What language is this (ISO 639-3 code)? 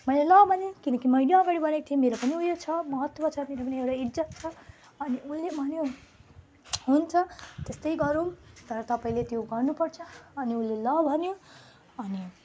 nep